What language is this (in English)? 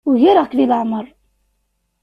Kabyle